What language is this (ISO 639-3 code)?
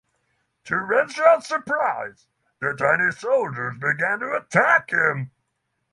eng